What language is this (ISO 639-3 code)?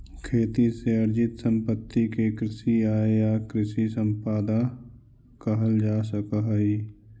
mag